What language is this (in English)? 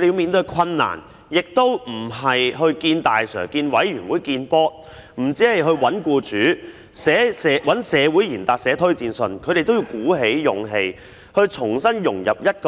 Cantonese